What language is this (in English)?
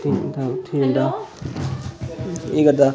Dogri